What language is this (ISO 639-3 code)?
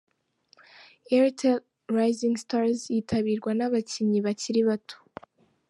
kin